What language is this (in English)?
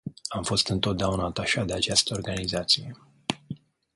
Romanian